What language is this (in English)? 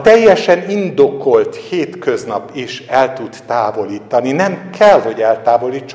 Hungarian